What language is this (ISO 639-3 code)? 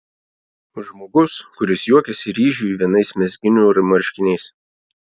lit